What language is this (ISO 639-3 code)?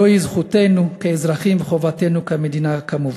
heb